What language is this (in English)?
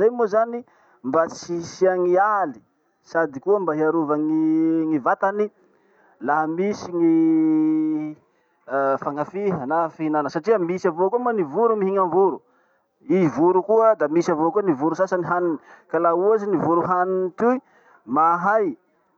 Masikoro Malagasy